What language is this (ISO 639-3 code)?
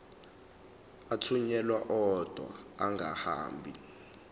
zul